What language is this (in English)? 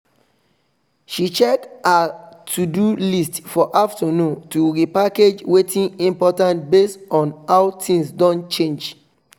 Nigerian Pidgin